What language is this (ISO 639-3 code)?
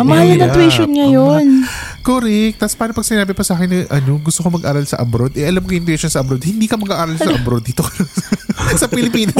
fil